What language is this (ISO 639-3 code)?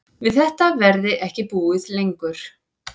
isl